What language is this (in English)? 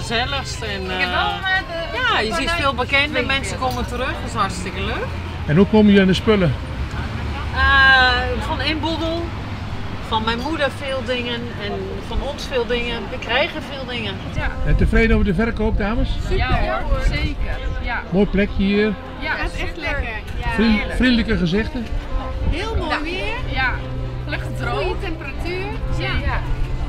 Dutch